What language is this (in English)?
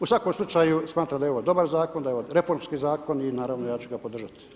Croatian